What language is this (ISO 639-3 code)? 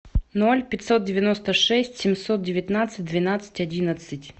rus